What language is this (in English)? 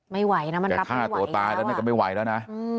Thai